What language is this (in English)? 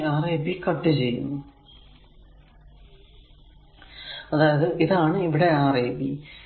Malayalam